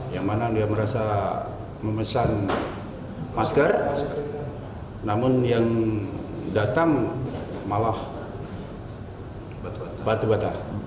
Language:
Indonesian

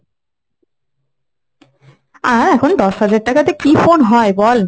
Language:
Bangla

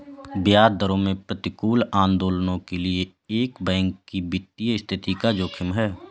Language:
Hindi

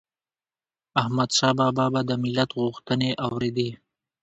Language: Pashto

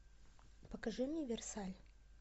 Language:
Russian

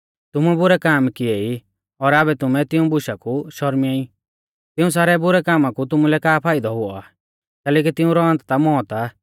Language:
Mahasu Pahari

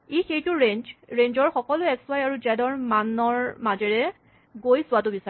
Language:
Assamese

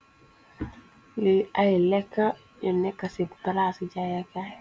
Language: Wolof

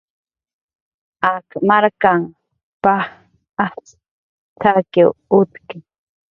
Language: Jaqaru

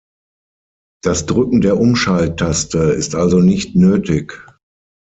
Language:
German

